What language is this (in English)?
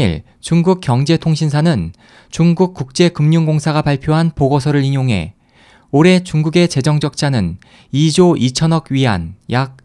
Korean